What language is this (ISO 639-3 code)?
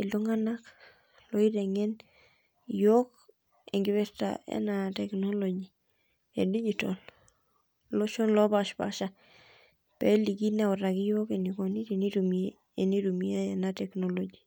mas